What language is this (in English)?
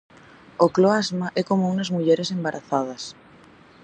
Galician